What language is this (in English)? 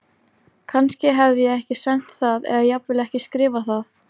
Icelandic